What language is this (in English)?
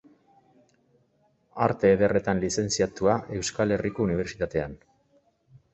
Basque